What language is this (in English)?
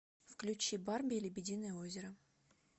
Russian